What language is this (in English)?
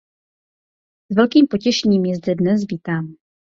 Czech